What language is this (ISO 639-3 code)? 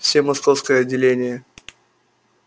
rus